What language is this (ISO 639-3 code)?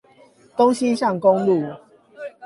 zho